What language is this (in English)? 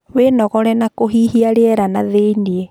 Kikuyu